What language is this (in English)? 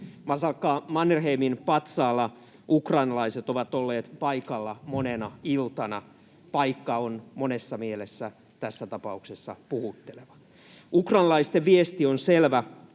Finnish